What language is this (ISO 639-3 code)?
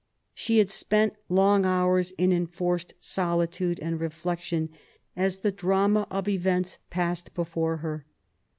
eng